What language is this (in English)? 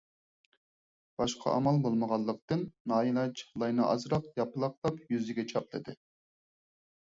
Uyghur